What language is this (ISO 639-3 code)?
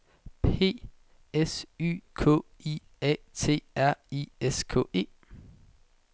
dan